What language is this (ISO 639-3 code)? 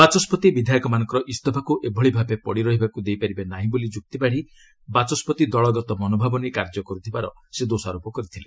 ori